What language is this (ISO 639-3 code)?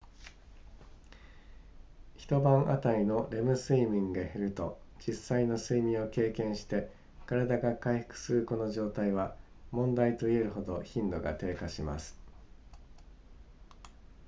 jpn